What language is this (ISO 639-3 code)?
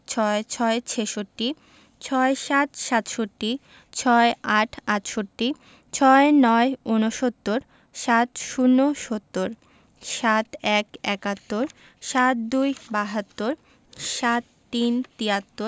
ben